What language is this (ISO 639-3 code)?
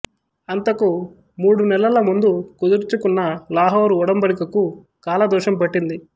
tel